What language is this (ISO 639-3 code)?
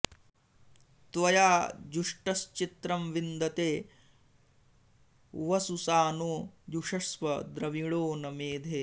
san